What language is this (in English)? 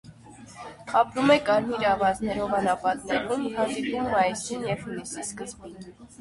Armenian